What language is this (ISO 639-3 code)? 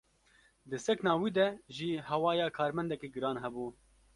kur